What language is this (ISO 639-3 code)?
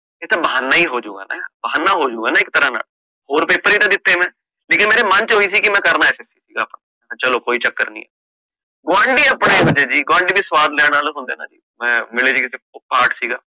pan